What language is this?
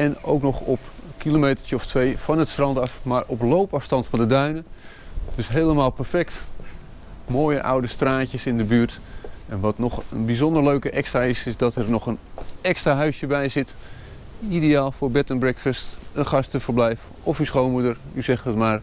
Dutch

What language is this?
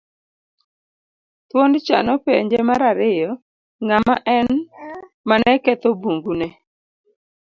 Luo (Kenya and Tanzania)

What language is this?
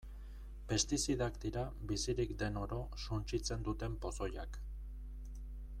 Basque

